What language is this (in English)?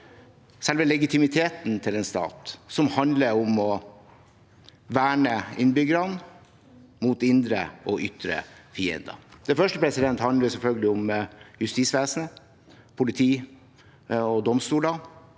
Norwegian